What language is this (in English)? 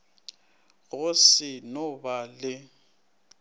Northern Sotho